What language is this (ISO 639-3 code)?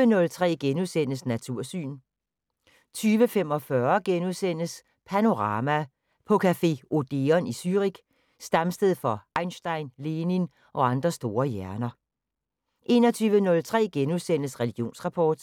dan